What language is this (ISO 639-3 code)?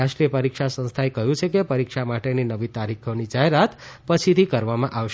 guj